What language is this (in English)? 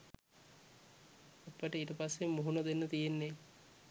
Sinhala